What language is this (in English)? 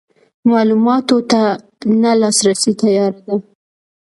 Pashto